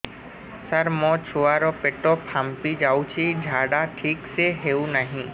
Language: Odia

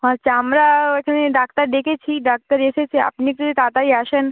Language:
Bangla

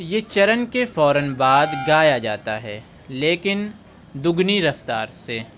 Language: Urdu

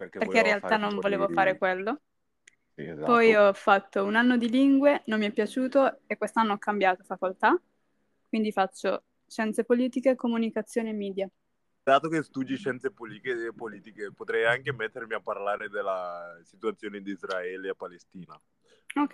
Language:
Italian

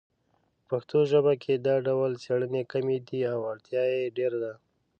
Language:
Pashto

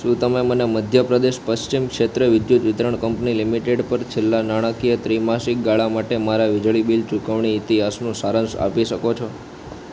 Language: Gujarati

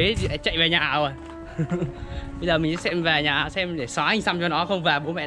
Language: Vietnamese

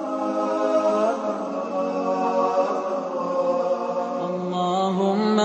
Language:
Arabic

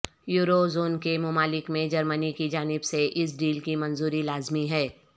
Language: Urdu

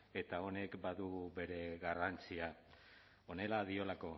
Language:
Basque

